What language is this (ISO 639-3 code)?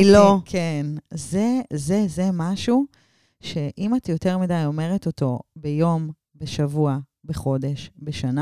heb